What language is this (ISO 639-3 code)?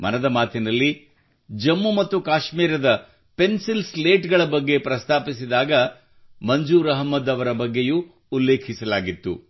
kan